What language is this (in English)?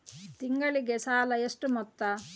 Kannada